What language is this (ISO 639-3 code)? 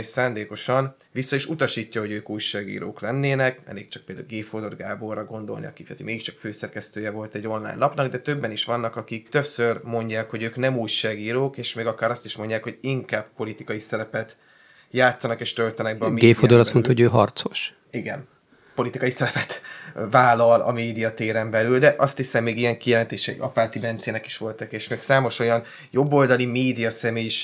hun